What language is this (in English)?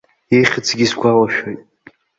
Abkhazian